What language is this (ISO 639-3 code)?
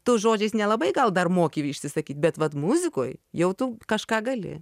lit